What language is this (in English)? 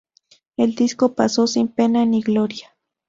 Spanish